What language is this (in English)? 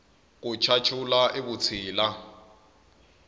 Tsonga